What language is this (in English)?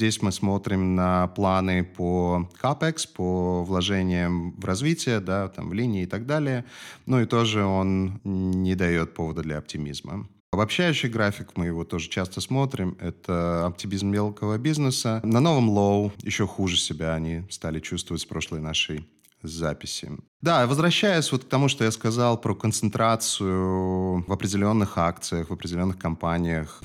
Russian